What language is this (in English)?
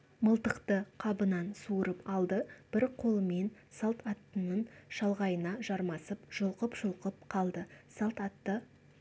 Kazakh